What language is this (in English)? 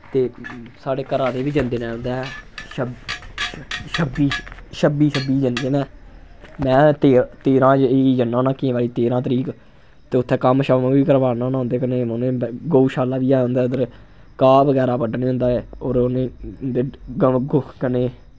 Dogri